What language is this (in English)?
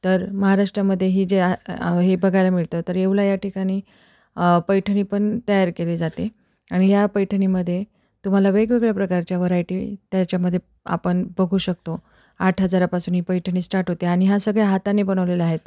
Marathi